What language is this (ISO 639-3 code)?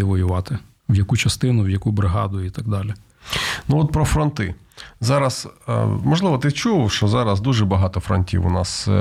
ukr